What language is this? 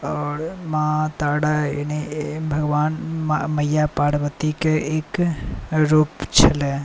Maithili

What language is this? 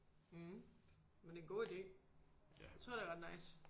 Danish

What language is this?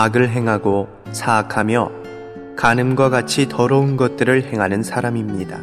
Korean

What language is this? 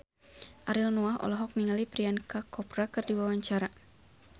Sundanese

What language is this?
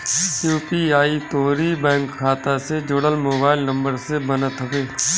Bhojpuri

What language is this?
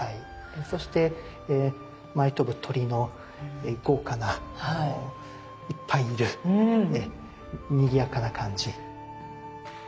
Japanese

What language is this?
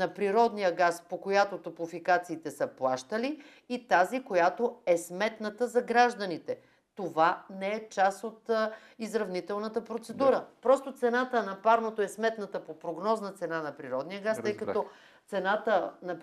Bulgarian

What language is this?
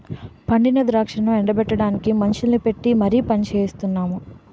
Telugu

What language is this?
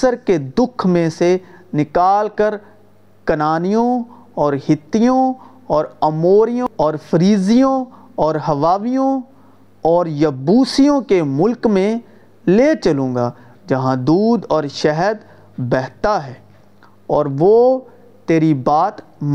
Urdu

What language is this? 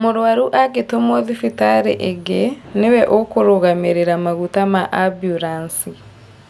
Kikuyu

